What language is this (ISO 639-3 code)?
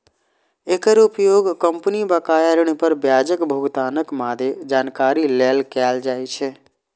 mai